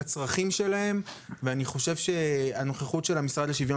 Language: Hebrew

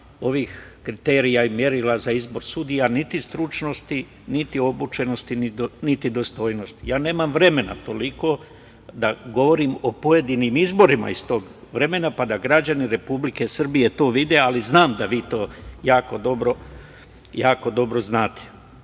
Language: Serbian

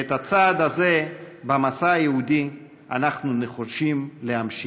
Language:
Hebrew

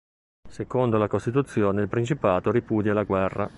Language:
Italian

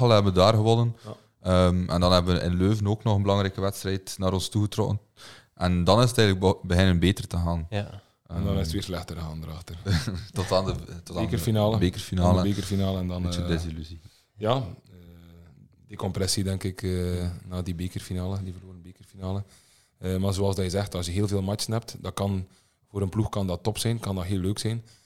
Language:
Dutch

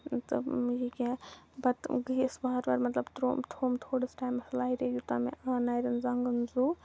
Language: Kashmiri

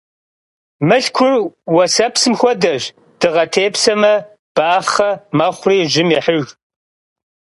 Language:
Kabardian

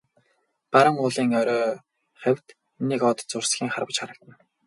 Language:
Mongolian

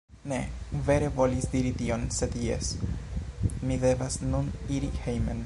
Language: Esperanto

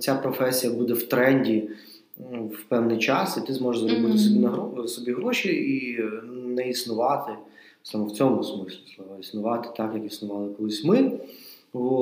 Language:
Ukrainian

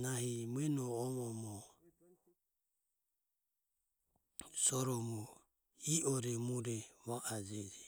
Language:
Ömie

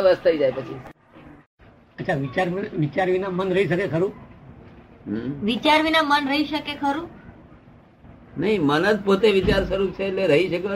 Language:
Gujarati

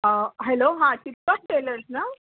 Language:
Urdu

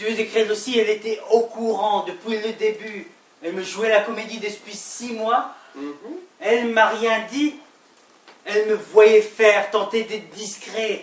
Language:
French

